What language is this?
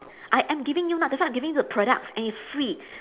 English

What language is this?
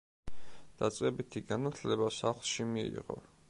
Georgian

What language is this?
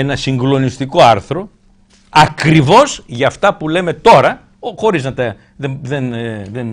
Greek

